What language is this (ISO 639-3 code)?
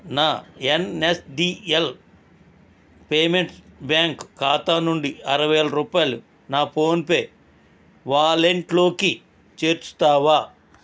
tel